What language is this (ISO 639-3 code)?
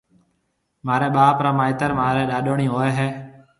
mve